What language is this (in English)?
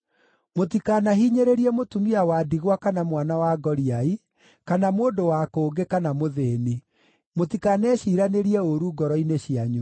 Kikuyu